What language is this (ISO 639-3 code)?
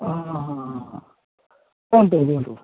ori